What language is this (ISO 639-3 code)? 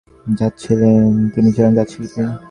ben